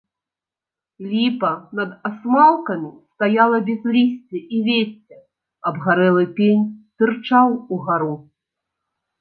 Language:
Belarusian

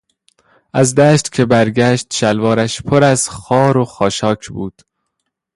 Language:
Persian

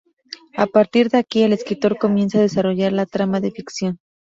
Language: Spanish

